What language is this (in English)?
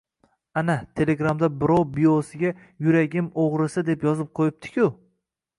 Uzbek